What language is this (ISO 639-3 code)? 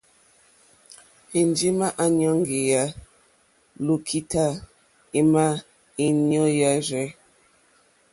bri